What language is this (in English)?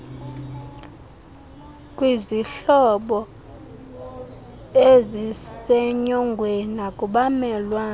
Xhosa